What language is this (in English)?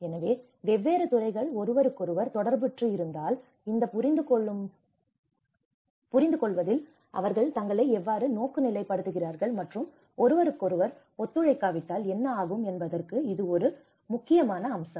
Tamil